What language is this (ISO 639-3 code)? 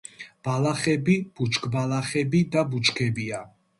kat